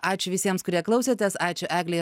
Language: Lithuanian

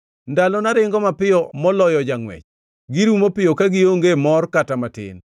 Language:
Luo (Kenya and Tanzania)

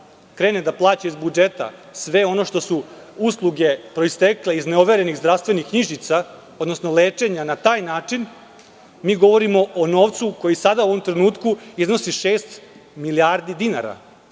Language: Serbian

